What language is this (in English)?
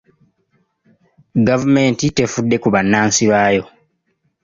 Ganda